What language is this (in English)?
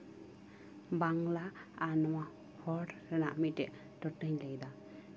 Santali